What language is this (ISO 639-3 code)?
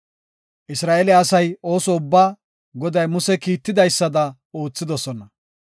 gof